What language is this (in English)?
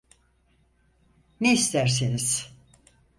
Turkish